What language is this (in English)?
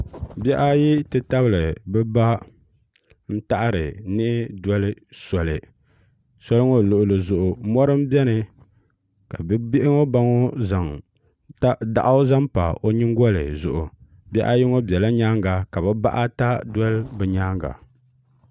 Dagbani